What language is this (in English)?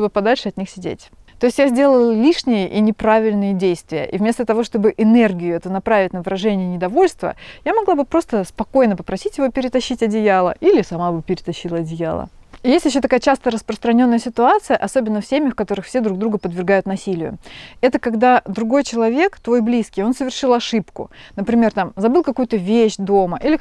Russian